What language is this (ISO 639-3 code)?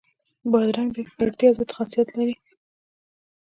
pus